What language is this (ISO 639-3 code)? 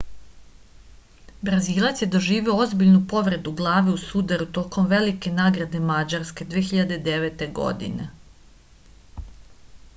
srp